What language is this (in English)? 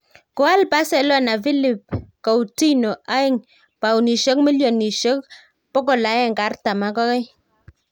Kalenjin